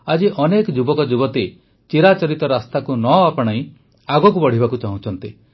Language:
Odia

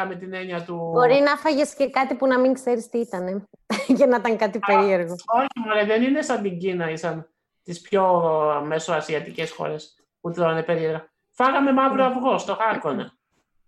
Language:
Greek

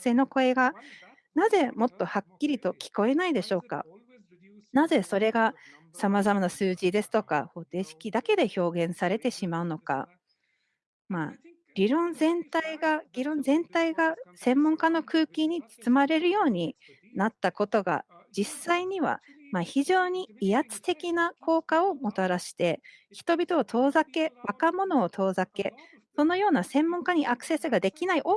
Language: Japanese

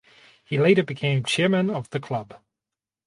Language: English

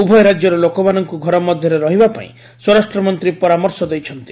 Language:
Odia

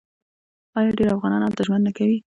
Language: Pashto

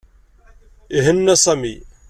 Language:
Kabyle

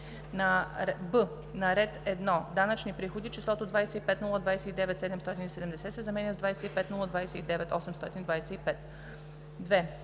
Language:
Bulgarian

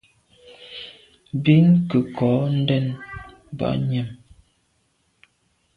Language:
Medumba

